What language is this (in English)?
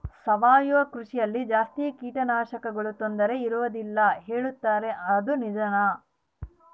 Kannada